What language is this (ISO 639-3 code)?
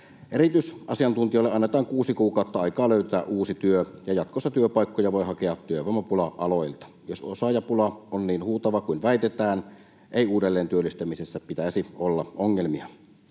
fin